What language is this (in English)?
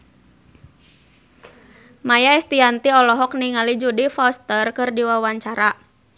Sundanese